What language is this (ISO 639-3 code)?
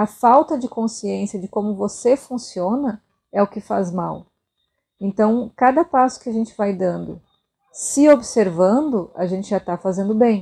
por